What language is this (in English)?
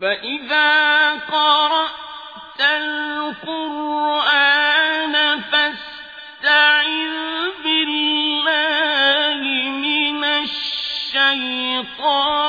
Arabic